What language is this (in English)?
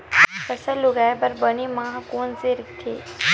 Chhattisgarhi